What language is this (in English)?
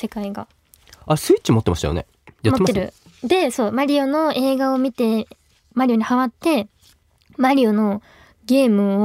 Japanese